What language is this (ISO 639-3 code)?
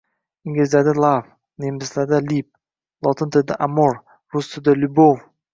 uzb